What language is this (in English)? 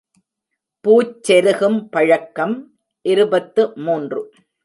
Tamil